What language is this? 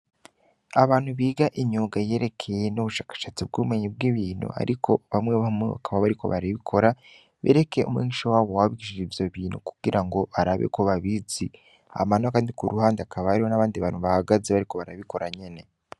Rundi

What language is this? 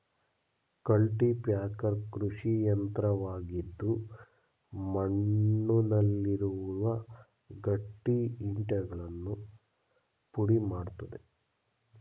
Kannada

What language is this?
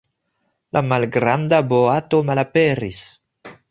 Esperanto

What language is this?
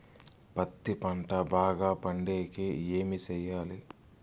Telugu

